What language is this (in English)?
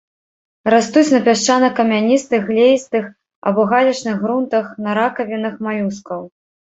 Belarusian